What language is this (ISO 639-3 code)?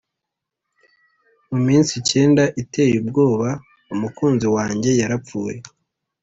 kin